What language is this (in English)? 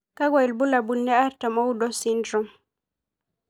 Masai